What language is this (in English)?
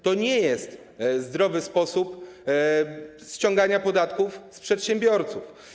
Polish